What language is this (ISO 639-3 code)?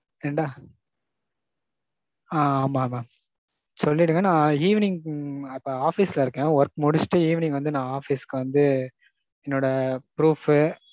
tam